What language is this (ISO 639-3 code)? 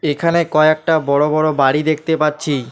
ben